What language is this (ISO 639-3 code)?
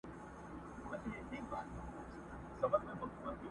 pus